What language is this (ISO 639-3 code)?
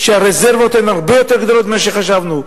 heb